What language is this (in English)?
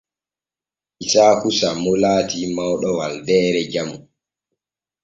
Borgu Fulfulde